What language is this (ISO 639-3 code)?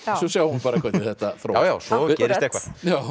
isl